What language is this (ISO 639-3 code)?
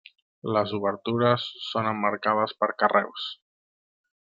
cat